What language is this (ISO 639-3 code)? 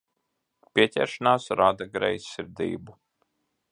lav